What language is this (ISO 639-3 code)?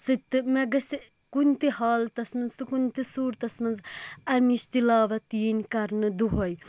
kas